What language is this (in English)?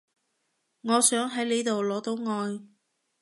Cantonese